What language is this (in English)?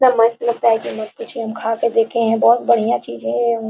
Hindi